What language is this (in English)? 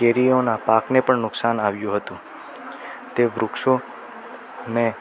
Gujarati